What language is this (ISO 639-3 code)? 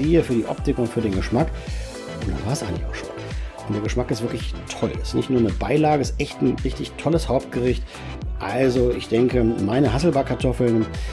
deu